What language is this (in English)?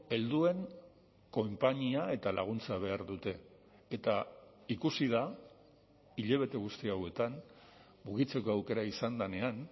Basque